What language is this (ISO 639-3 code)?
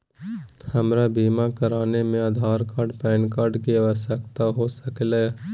mag